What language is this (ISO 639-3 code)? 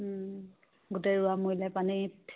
asm